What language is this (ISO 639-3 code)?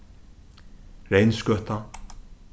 fao